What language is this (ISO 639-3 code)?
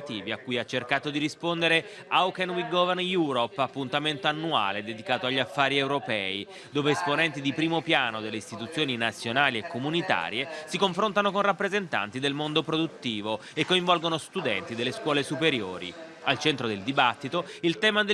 ita